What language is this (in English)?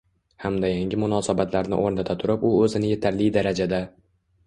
Uzbek